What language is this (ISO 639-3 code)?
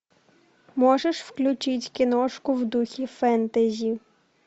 rus